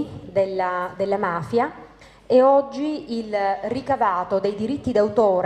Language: Italian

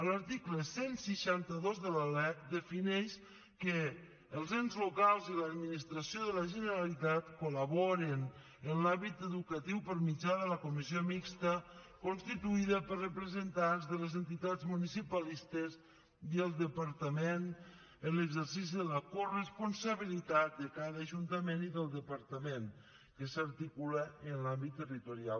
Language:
Catalan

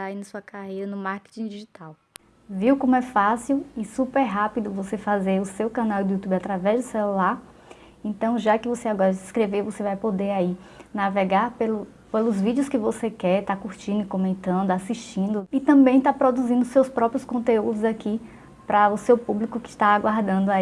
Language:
Portuguese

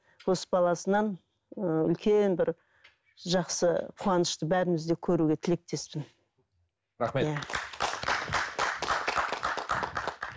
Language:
Kazakh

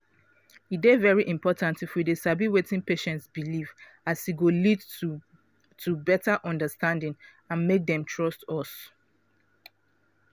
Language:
Nigerian Pidgin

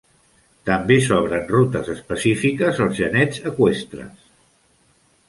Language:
Catalan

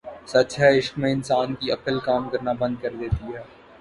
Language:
Urdu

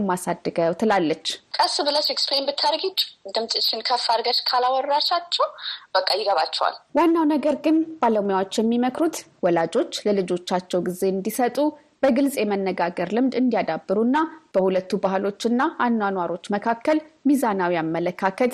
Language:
Amharic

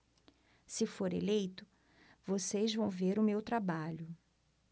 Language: Portuguese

